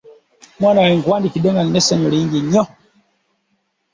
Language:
Ganda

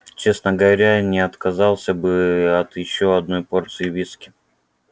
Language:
Russian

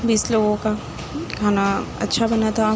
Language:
Urdu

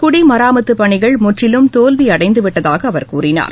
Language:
Tamil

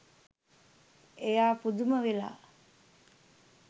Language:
Sinhala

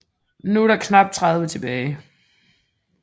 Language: Danish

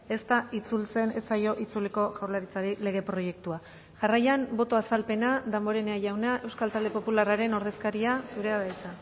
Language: Basque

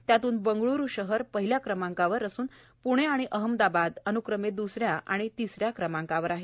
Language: Marathi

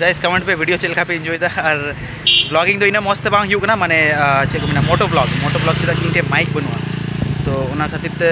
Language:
Hindi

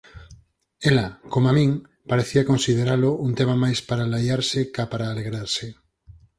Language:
Galician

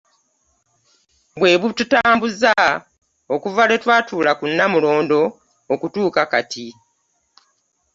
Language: Ganda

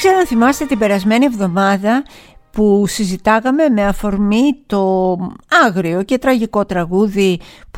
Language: Greek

